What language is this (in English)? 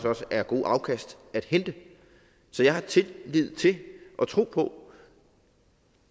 Danish